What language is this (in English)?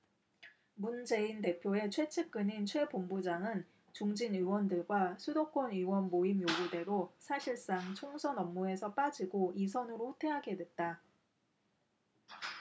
Korean